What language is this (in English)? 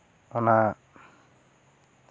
Santali